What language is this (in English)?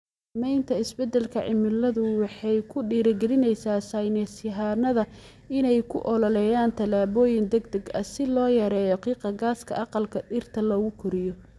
Somali